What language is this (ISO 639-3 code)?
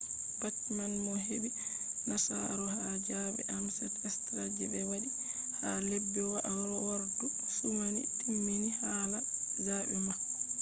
ful